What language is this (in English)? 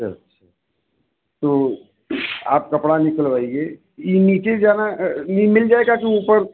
Hindi